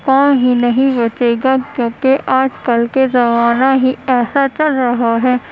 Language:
Urdu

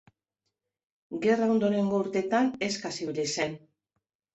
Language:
Basque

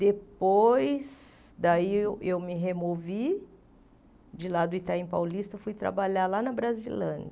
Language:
Portuguese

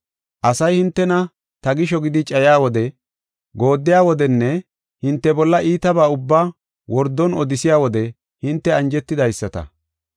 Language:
Gofa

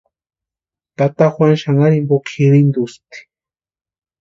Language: Western Highland Purepecha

